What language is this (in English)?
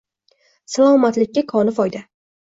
Uzbek